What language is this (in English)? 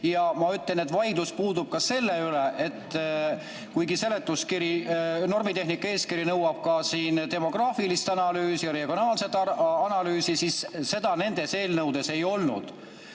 Estonian